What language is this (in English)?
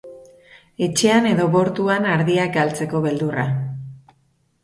Basque